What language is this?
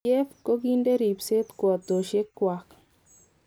Kalenjin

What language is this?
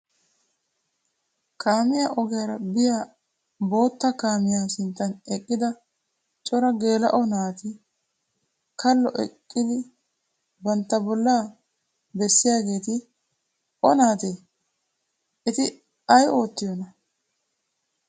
Wolaytta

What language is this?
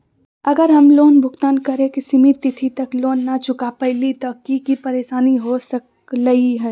Magahi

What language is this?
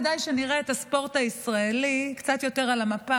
Hebrew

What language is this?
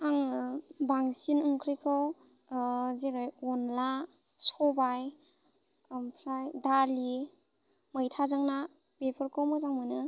Bodo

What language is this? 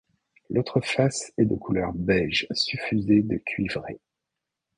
French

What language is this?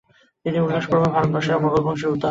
Bangla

